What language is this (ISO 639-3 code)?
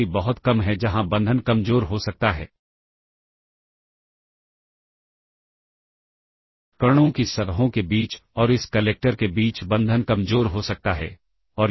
hin